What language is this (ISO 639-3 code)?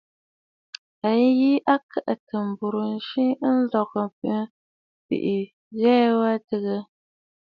bfd